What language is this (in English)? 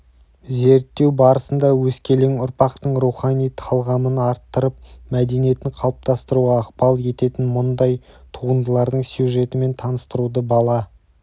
Kazakh